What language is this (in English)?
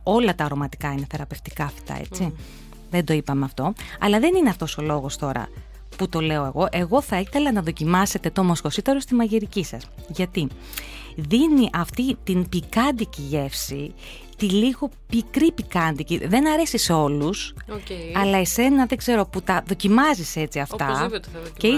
Greek